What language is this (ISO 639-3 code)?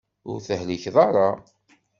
kab